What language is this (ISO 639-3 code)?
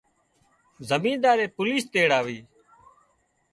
kxp